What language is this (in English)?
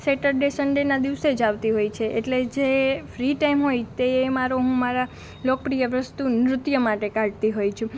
Gujarati